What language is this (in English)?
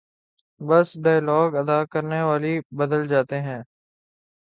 Urdu